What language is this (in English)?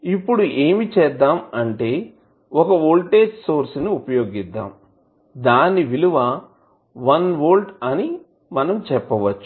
Telugu